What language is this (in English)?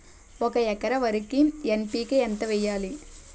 Telugu